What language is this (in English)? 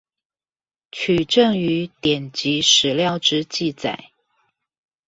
Chinese